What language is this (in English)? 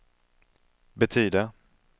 Swedish